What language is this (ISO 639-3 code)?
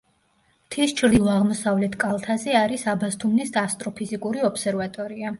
kat